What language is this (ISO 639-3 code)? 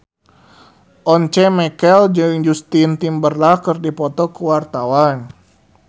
sun